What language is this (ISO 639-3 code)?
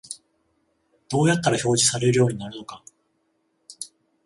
jpn